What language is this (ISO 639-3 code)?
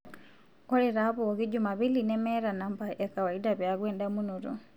mas